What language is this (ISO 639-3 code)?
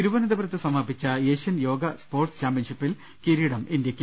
mal